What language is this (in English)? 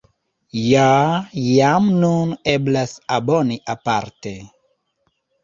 Esperanto